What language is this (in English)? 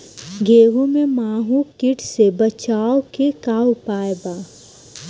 Bhojpuri